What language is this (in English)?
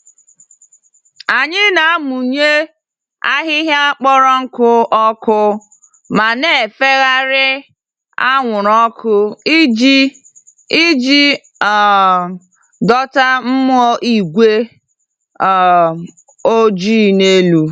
Igbo